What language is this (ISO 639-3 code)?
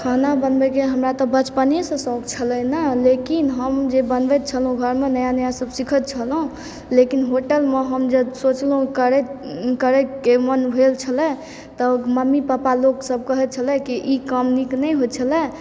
mai